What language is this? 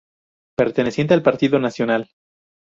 Spanish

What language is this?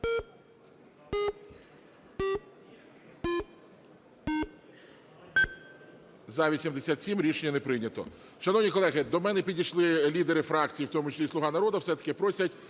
Ukrainian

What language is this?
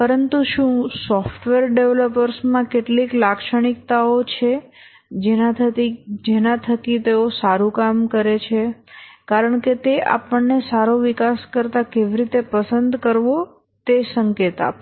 Gujarati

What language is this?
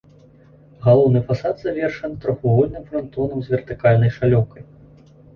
Belarusian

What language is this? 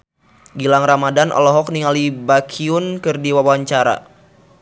Sundanese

